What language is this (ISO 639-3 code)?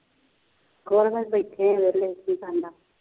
pan